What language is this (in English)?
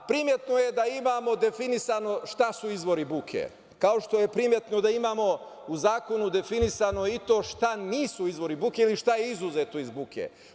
Serbian